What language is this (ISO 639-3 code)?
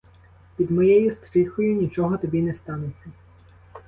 ukr